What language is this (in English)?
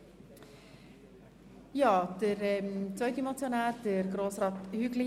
Swiss German